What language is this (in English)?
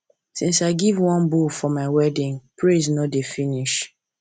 Nigerian Pidgin